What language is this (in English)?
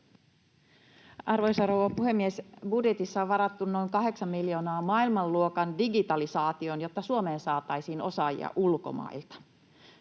Finnish